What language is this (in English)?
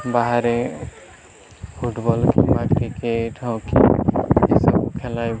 Odia